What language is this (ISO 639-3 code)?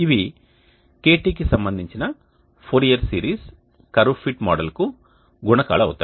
tel